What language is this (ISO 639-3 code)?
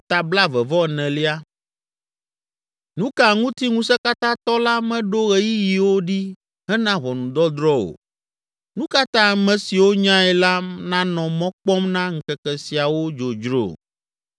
ewe